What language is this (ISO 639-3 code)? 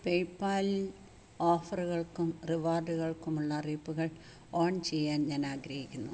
mal